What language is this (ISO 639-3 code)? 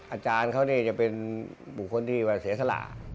tha